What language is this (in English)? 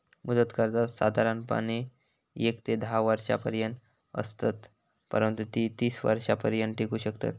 Marathi